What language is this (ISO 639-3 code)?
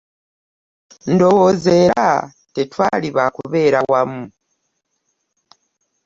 lug